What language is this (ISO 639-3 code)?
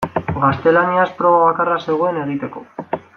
eus